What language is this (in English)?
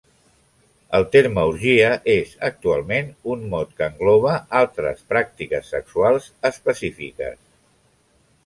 Catalan